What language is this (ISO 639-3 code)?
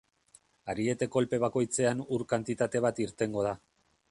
eus